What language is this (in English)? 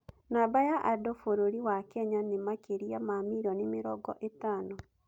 Kikuyu